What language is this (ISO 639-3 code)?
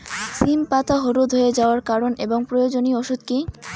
ben